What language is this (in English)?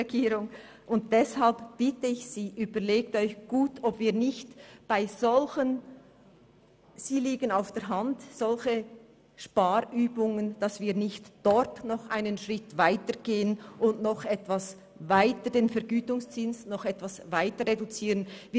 Swiss German